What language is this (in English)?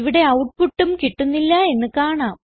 Malayalam